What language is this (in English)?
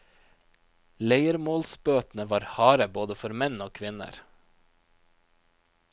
Norwegian